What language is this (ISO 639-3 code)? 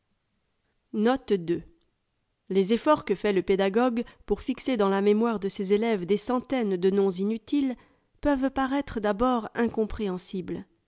fra